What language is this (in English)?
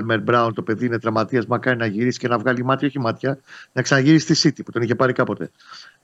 Greek